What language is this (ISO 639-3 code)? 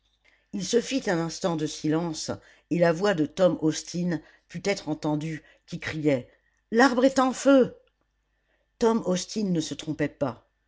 fra